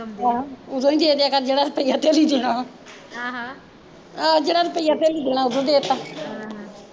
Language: Punjabi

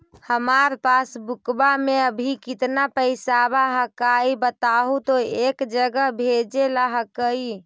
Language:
Magahi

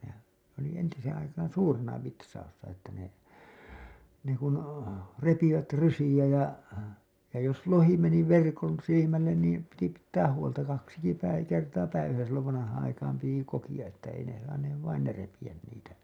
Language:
Finnish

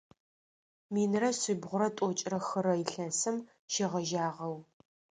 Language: Adyghe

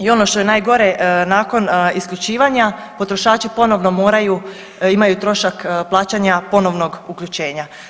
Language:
Croatian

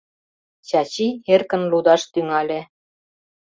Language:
Mari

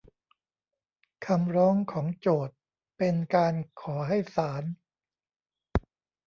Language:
Thai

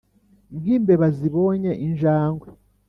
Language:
Kinyarwanda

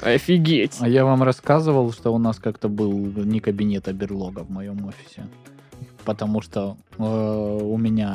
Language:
Russian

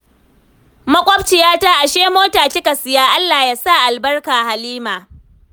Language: Hausa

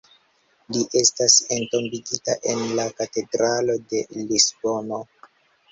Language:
Esperanto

